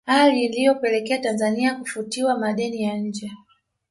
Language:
Swahili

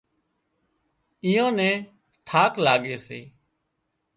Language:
Wadiyara Koli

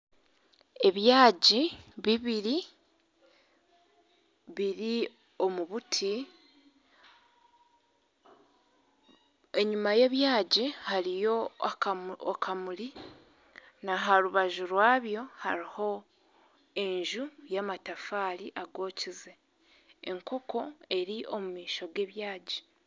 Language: Nyankole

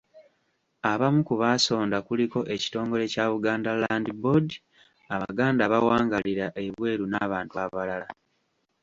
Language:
Ganda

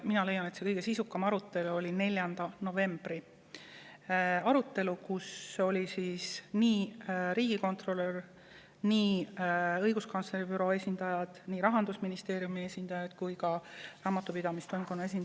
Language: Estonian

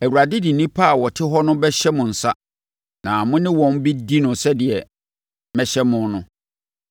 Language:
Akan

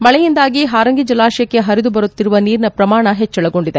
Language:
Kannada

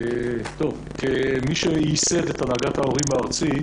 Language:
Hebrew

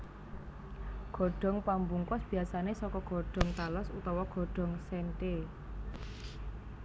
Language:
Javanese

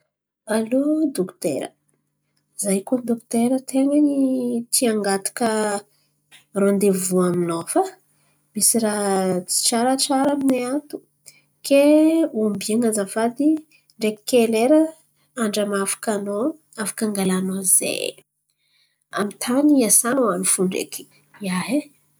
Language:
Antankarana Malagasy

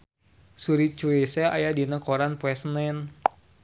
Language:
Sundanese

